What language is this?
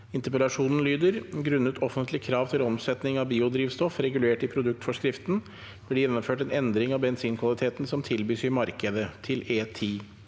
Norwegian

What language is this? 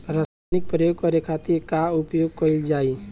Bhojpuri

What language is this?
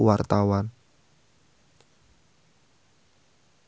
Sundanese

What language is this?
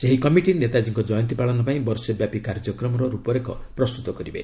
Odia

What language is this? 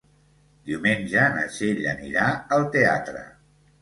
Catalan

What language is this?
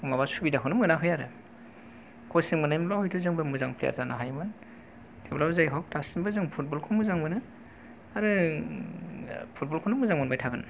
Bodo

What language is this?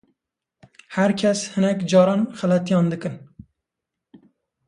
Kurdish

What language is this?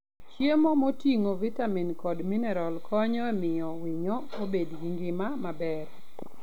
Luo (Kenya and Tanzania)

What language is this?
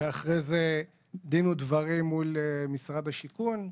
Hebrew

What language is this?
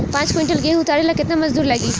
Bhojpuri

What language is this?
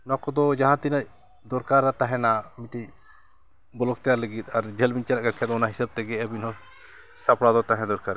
Santali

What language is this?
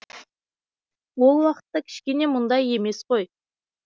Kazakh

